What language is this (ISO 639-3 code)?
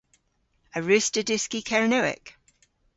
cor